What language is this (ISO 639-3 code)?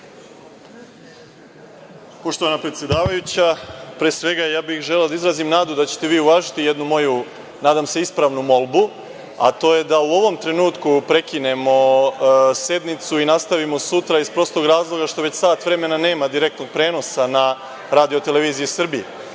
srp